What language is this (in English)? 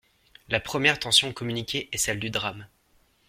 French